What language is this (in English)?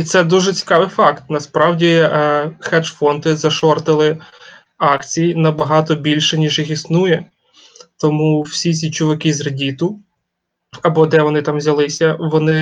Ukrainian